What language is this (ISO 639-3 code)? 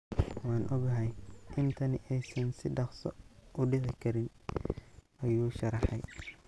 som